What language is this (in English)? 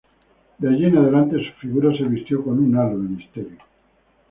Spanish